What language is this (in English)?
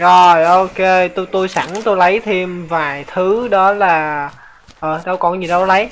Vietnamese